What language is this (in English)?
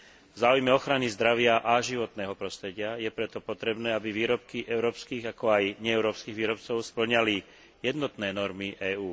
Slovak